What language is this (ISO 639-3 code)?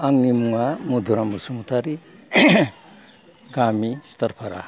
brx